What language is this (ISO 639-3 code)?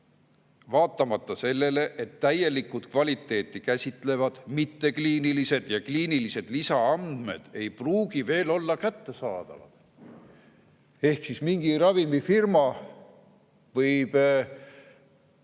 est